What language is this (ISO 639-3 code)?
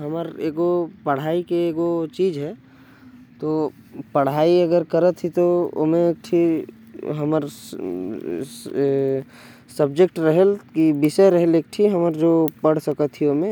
kfp